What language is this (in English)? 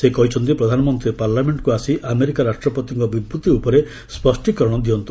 Odia